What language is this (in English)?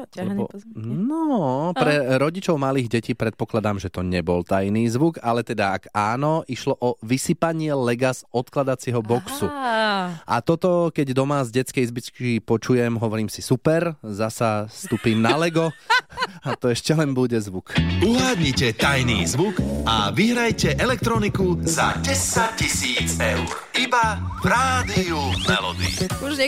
Slovak